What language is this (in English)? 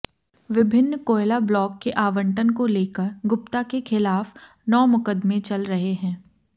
Hindi